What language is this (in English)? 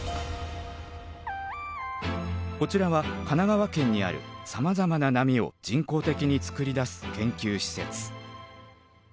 Japanese